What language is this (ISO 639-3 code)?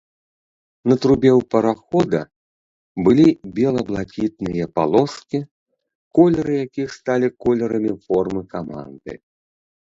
bel